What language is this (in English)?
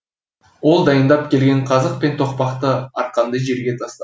Kazakh